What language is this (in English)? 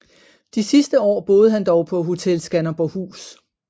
Danish